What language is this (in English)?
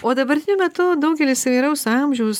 Lithuanian